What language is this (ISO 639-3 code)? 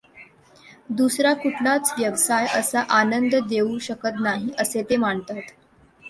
mar